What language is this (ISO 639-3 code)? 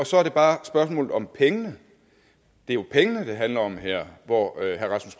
dan